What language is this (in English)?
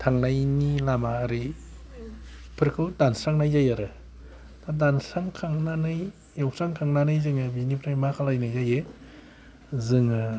Bodo